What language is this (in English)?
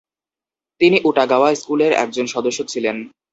Bangla